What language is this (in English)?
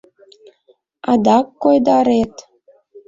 Mari